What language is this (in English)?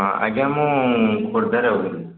Odia